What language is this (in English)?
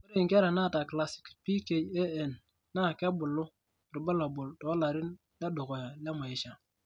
Masai